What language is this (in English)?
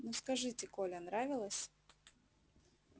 Russian